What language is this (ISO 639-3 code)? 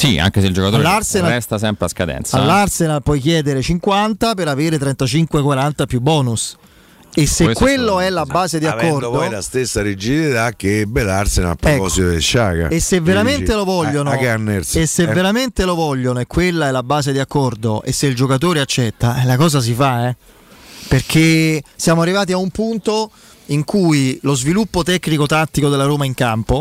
ita